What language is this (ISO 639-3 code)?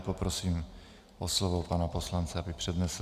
ces